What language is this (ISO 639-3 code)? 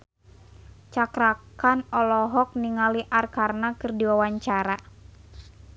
sun